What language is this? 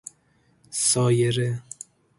Persian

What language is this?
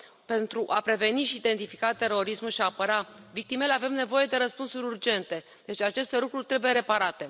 Romanian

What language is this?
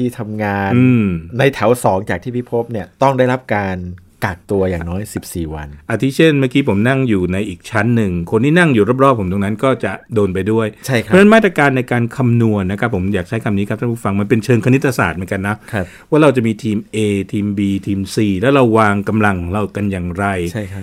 Thai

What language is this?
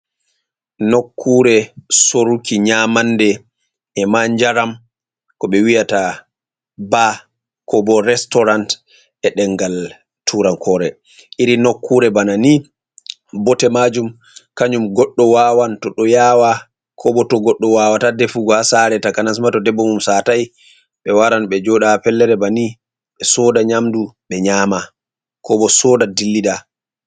Fula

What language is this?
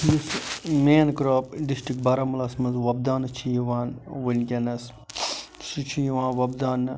Kashmiri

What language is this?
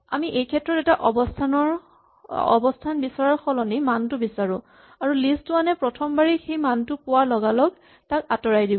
Assamese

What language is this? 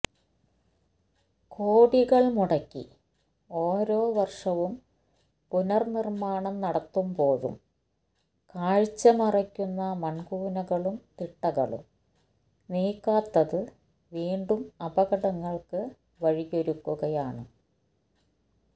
Malayalam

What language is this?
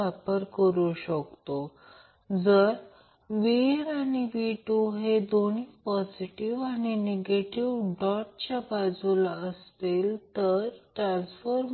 Marathi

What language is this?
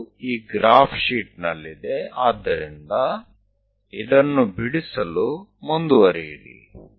Kannada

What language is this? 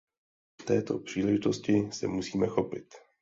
Czech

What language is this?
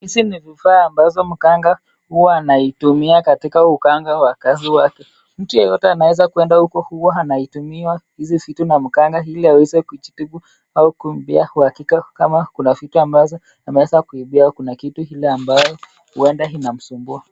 Swahili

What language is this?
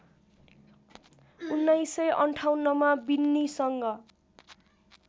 Nepali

